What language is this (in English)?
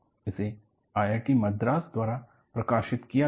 Hindi